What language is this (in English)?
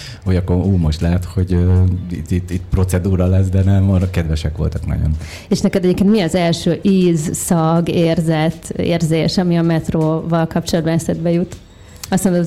Hungarian